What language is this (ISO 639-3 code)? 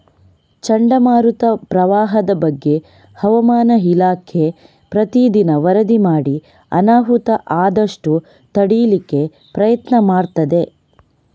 kan